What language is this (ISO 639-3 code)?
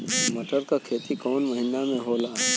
bho